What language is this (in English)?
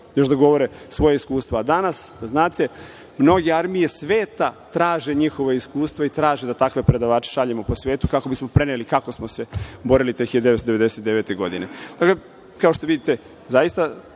Serbian